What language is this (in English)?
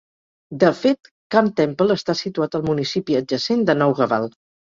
Catalan